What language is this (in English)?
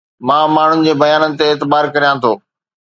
Sindhi